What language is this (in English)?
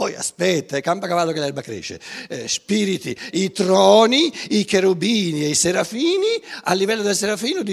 Italian